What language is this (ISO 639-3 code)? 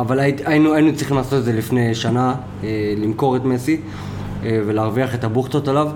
heb